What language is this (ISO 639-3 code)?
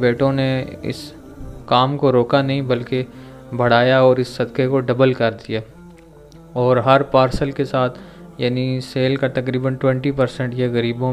hin